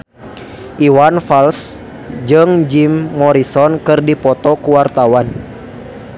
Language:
Sundanese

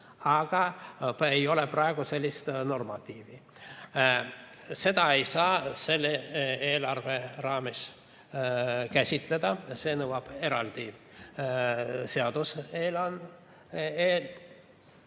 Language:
Estonian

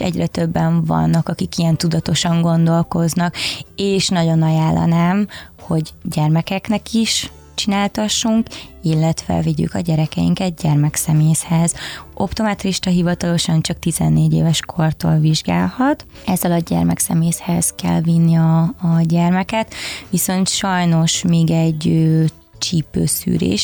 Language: Hungarian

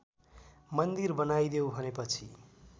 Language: Nepali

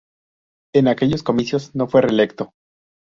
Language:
Spanish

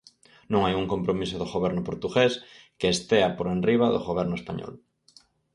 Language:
Galician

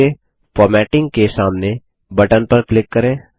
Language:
Hindi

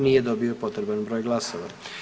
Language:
Croatian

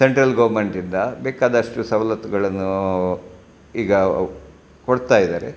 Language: Kannada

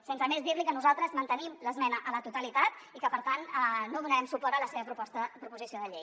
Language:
Catalan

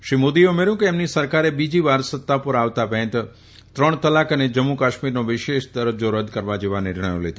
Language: Gujarati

